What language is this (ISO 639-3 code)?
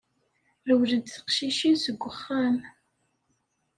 kab